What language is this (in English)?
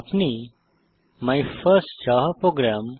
Bangla